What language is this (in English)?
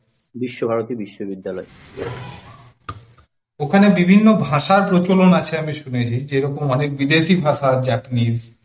Bangla